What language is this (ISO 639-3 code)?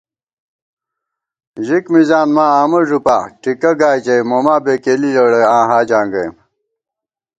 gwt